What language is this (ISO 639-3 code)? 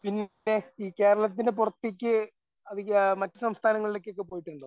mal